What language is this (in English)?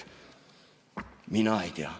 Estonian